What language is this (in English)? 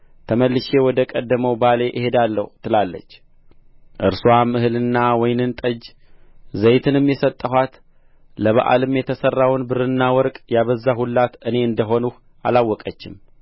Amharic